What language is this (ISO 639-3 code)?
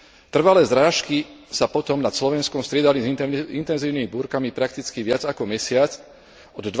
slk